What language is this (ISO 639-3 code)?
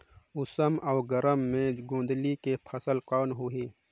hne